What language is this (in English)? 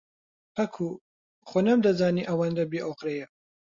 Central Kurdish